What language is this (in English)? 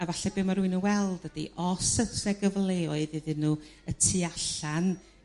Welsh